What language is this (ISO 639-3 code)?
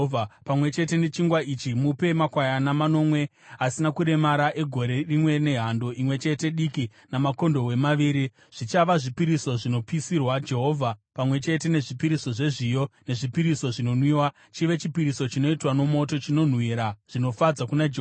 sna